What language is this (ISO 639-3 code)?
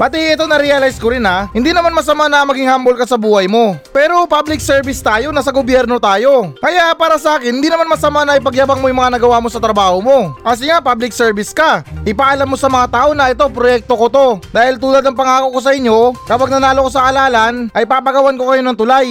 fil